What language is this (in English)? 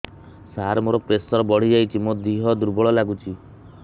Odia